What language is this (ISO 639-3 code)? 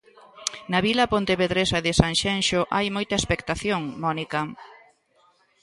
glg